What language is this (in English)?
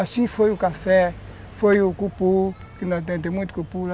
Portuguese